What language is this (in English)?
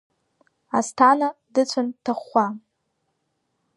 Abkhazian